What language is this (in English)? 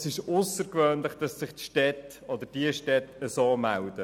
Swiss German